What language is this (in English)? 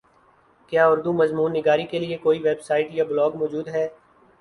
Urdu